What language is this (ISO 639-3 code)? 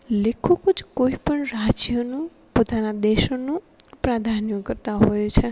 guj